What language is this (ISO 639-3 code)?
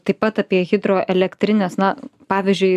lit